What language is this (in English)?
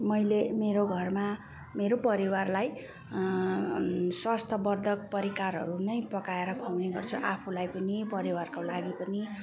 Nepali